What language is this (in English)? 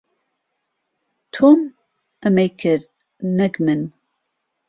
Central Kurdish